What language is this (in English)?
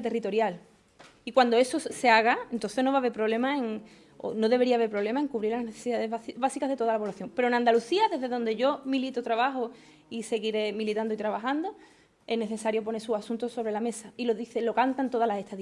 Spanish